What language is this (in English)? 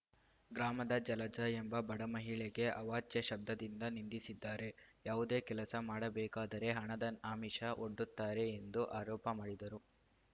Kannada